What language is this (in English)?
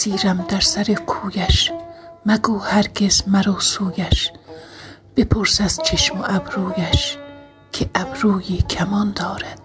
Persian